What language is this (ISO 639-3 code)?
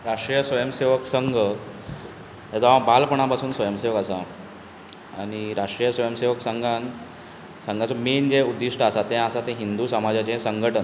kok